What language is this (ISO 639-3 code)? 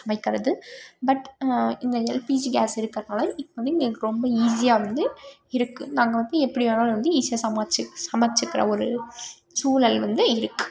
tam